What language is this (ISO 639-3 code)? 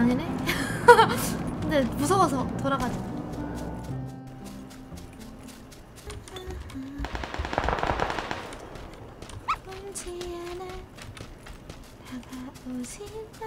kor